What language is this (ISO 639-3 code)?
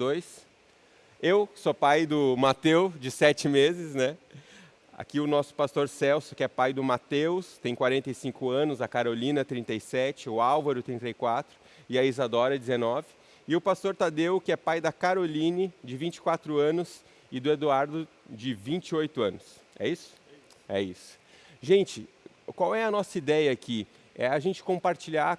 por